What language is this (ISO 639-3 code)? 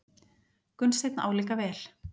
isl